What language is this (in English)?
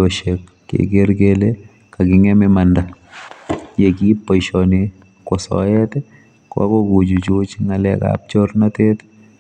Kalenjin